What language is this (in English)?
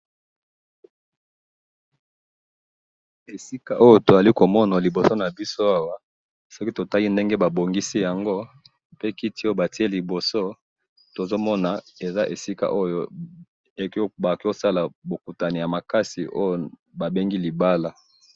Lingala